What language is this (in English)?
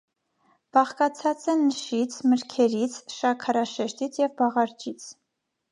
Armenian